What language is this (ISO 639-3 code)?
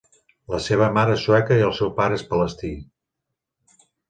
cat